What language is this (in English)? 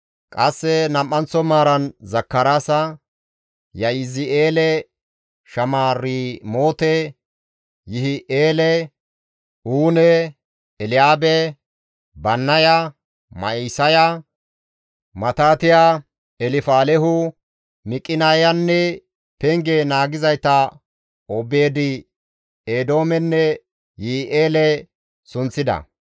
Gamo